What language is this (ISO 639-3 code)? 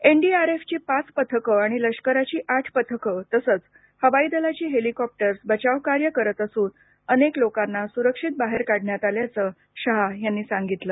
mar